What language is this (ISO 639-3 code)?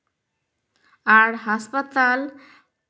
sat